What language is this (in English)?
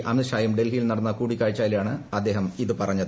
Malayalam